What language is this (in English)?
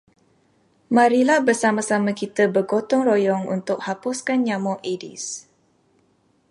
Malay